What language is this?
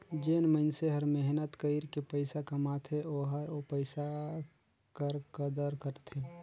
Chhattisgarhi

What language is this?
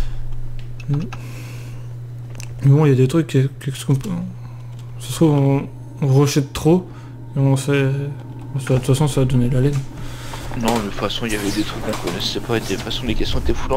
French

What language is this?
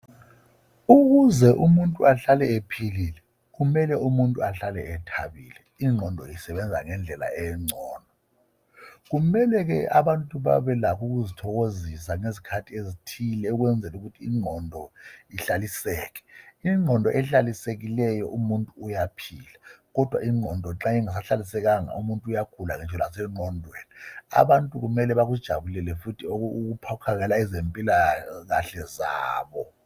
North Ndebele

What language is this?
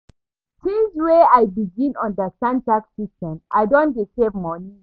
Nigerian Pidgin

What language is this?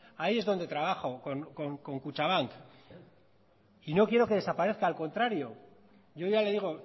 Spanish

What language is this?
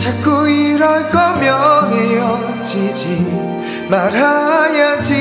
Korean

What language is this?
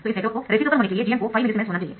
Hindi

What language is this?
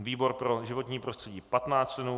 Czech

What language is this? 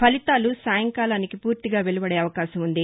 Telugu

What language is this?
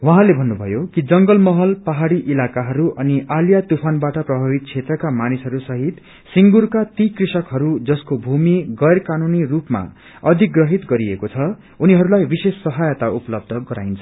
Nepali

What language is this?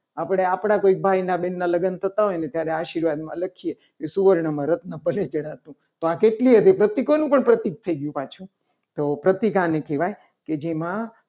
Gujarati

